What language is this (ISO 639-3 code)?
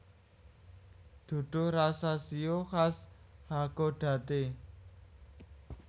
jav